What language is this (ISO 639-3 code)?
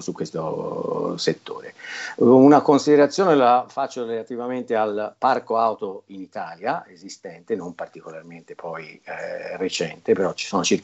ita